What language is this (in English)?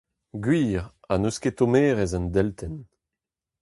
Breton